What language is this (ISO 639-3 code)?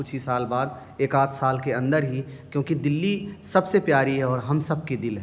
urd